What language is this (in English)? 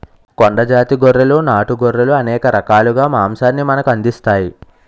Telugu